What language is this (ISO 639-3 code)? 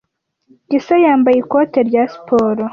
kin